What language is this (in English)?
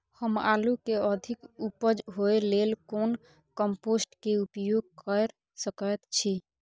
Maithili